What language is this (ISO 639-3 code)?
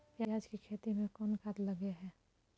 mai